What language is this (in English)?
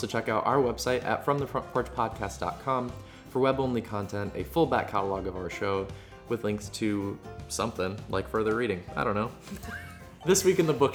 English